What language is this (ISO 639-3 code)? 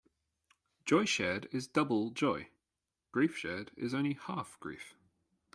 eng